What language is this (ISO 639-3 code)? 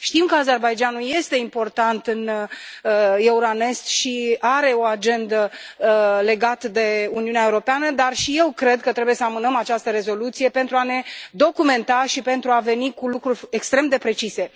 ron